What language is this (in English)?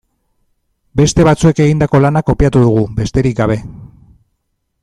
Basque